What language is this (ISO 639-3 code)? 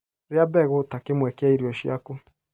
kik